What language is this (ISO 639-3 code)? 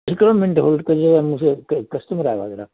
snd